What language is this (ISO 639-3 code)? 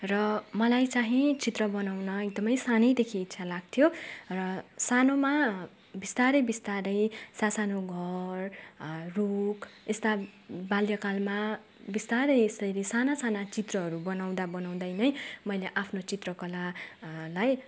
nep